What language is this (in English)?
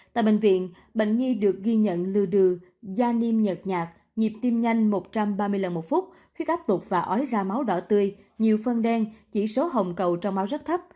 Vietnamese